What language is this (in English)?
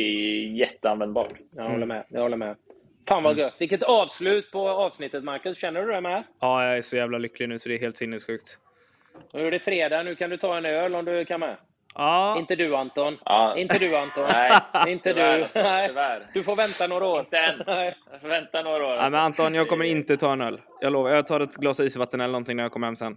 Swedish